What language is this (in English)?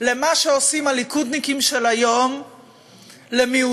Hebrew